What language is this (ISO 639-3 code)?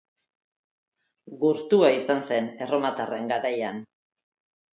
eus